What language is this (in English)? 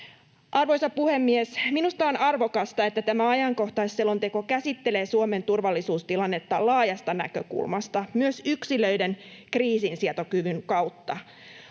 Finnish